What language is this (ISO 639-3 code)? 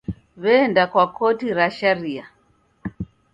dav